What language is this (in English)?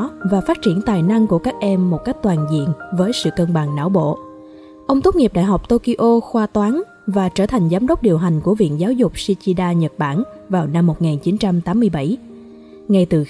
Vietnamese